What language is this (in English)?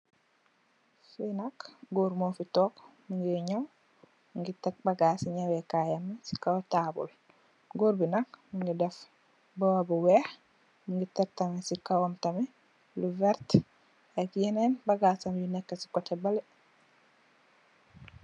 Wolof